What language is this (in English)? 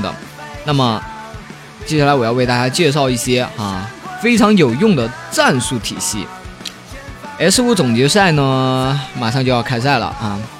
Chinese